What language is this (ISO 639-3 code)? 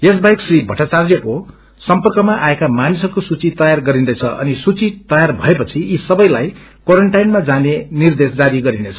nep